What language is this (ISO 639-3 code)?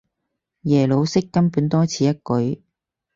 yue